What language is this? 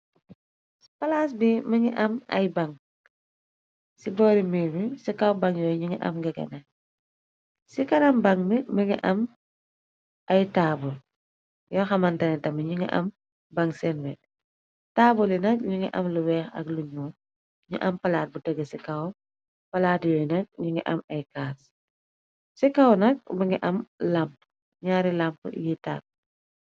Wolof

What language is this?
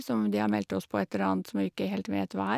Norwegian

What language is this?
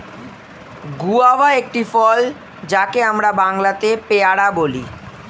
Bangla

